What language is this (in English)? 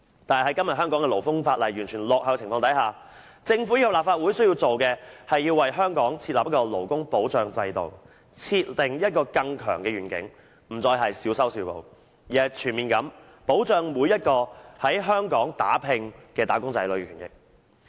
Cantonese